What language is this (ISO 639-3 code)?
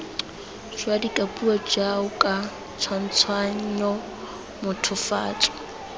tsn